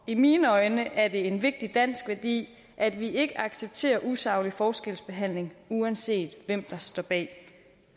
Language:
Danish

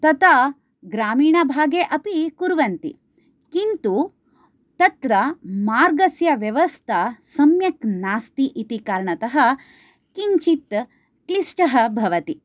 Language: Sanskrit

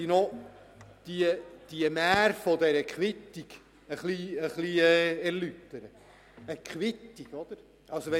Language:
Swiss German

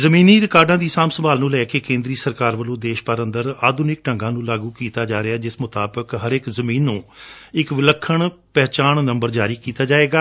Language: Punjabi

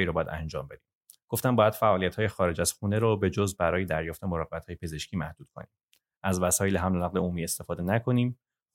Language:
Persian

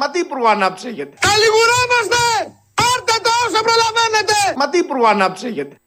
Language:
Greek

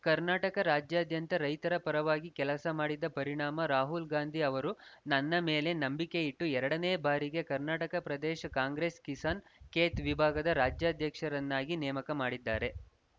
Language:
Kannada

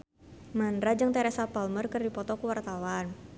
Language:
Sundanese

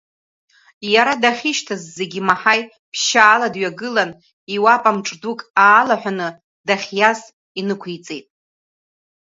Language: Abkhazian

